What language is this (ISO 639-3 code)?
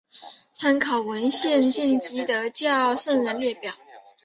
zho